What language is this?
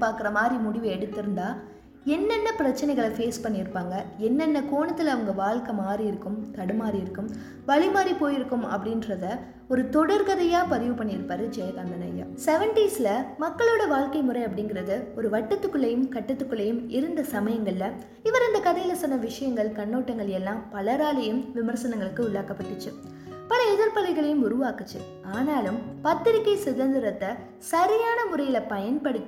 Tamil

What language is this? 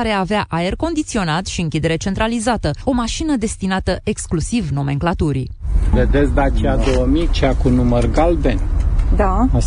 Romanian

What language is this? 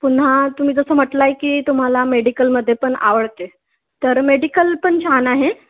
Marathi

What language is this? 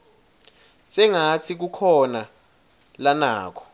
Swati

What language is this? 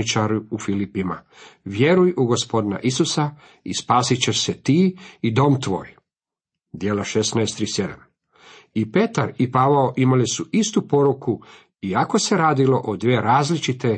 Croatian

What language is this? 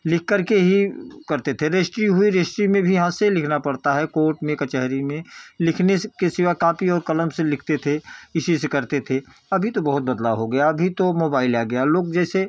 Hindi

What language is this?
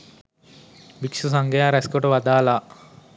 Sinhala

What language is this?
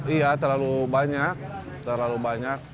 Indonesian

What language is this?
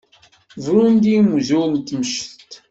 Kabyle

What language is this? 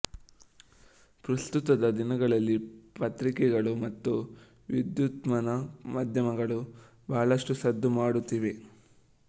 Kannada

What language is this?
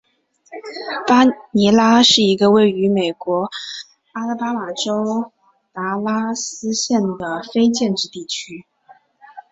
Chinese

